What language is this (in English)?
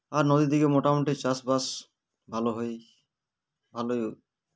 Bangla